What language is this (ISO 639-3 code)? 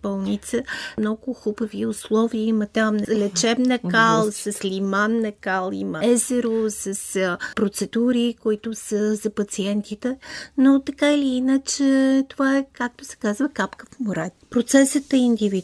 bul